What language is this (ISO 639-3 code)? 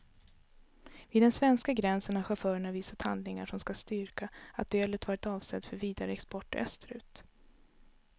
swe